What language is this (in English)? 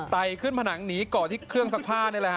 Thai